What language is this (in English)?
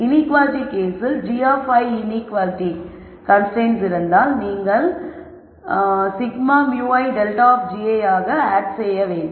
Tamil